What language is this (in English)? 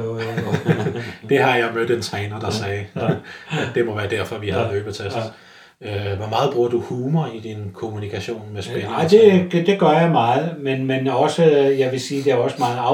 Danish